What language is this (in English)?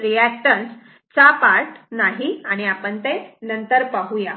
Marathi